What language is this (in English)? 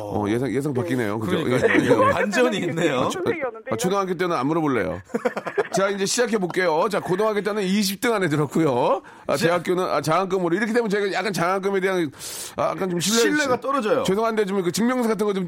Korean